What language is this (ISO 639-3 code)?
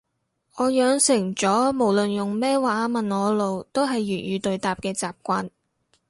yue